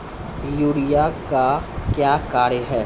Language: Maithili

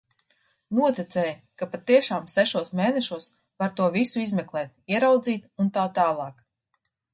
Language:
Latvian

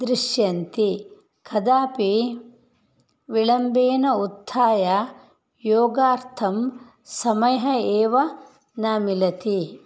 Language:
Sanskrit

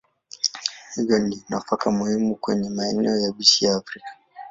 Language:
Swahili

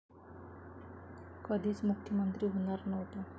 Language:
Marathi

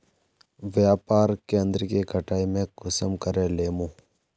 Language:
Magahi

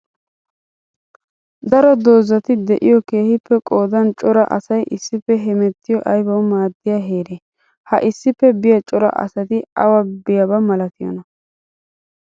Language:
Wolaytta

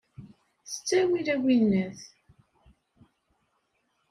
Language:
Kabyle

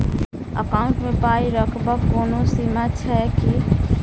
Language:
Maithili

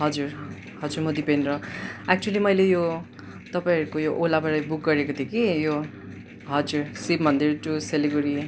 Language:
Nepali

